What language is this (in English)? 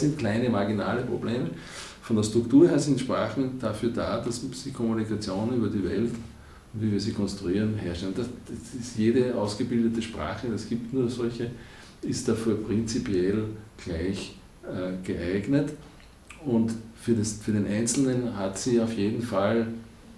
German